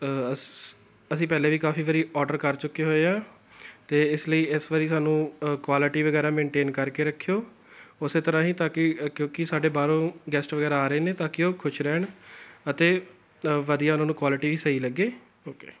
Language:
Punjabi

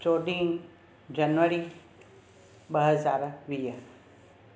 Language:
Sindhi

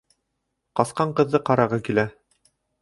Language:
Bashkir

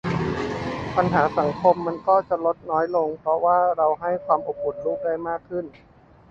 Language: Thai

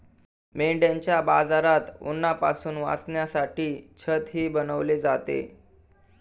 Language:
Marathi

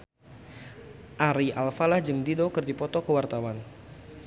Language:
Sundanese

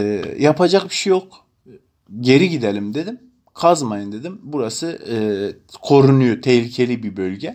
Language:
Turkish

